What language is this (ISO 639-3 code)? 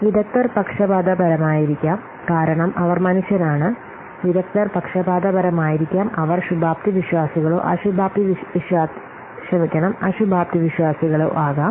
mal